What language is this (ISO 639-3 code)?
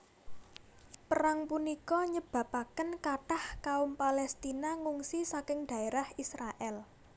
jav